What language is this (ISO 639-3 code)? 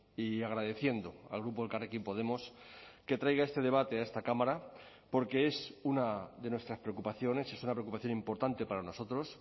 spa